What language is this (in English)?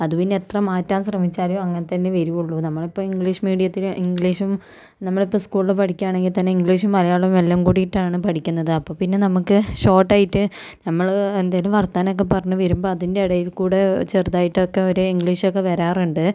Malayalam